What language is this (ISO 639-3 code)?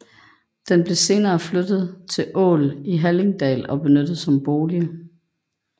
dan